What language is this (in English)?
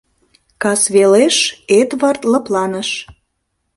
Mari